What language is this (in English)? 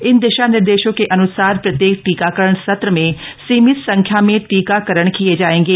Hindi